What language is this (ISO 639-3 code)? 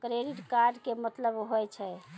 mai